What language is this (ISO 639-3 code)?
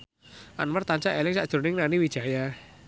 jav